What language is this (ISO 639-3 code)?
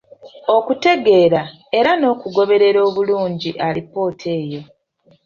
lug